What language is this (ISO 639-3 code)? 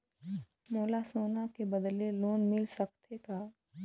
hne